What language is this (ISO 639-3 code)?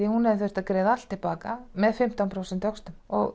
isl